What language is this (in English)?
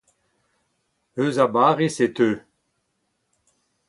Breton